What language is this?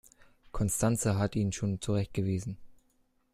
German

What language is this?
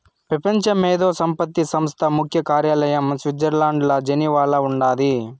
Telugu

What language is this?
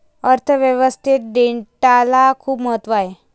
Marathi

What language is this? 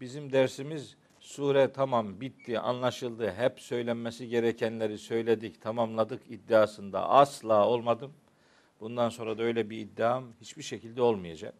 Turkish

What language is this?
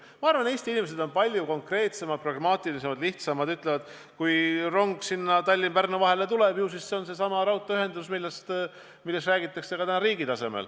Estonian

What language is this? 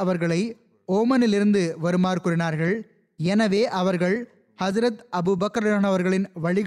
Tamil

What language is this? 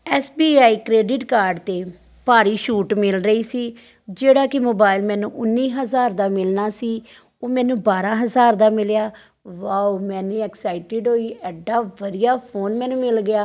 Punjabi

